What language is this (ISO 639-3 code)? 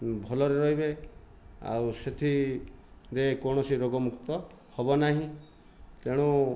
ori